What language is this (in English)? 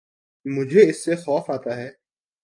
Urdu